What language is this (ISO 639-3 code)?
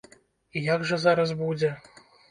bel